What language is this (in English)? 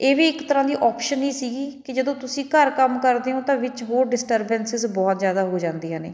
Punjabi